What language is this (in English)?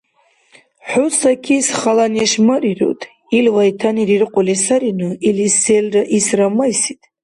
Dargwa